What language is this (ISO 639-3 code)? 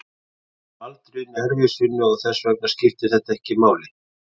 isl